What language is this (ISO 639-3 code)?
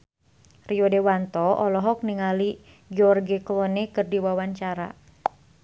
sun